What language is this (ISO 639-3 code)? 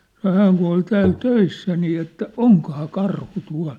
fin